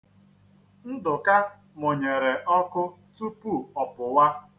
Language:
Igbo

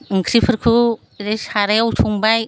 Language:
Bodo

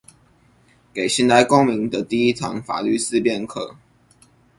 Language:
Chinese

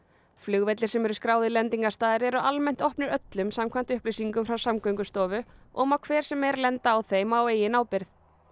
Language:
Icelandic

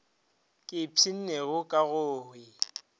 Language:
Northern Sotho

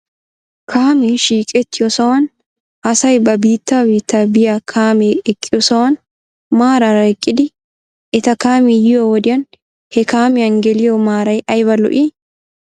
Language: Wolaytta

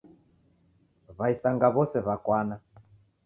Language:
Taita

